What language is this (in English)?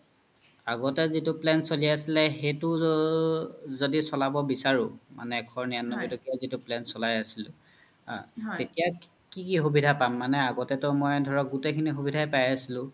Assamese